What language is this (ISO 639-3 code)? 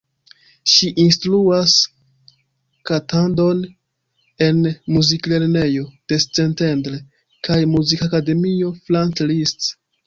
epo